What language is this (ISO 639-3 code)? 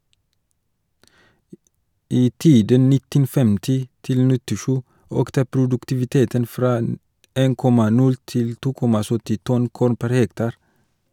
nor